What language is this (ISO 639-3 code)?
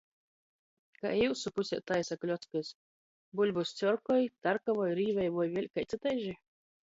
ltg